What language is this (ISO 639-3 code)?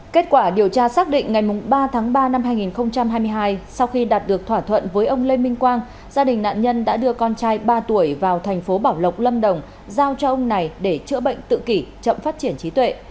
vie